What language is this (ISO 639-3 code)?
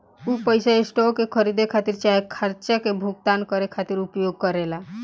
bho